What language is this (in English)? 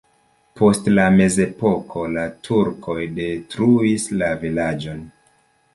Esperanto